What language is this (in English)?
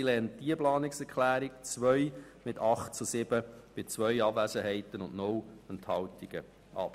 Swiss German